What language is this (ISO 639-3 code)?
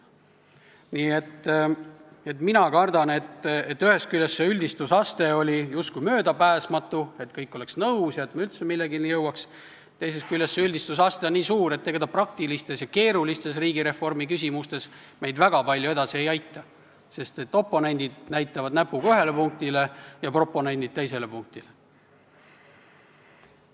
est